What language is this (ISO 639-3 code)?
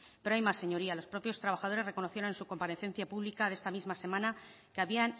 spa